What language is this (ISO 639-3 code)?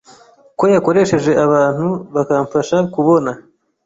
kin